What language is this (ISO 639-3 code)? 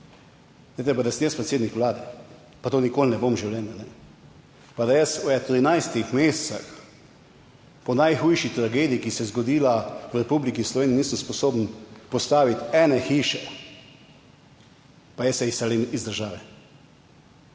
slv